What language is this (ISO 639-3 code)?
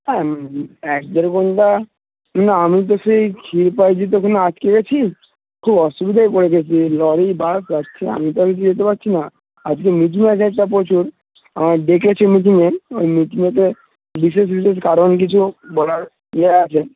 ben